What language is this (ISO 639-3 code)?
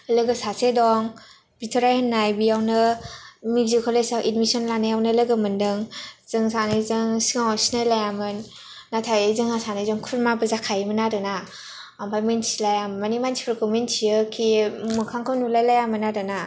brx